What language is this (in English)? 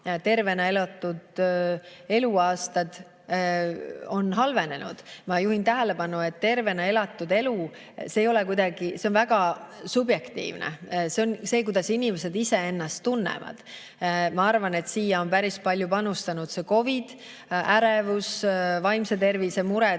Estonian